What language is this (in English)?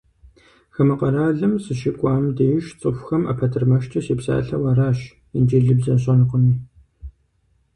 Kabardian